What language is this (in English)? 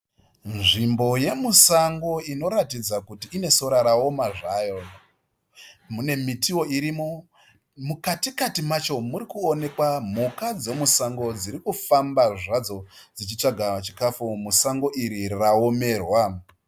Shona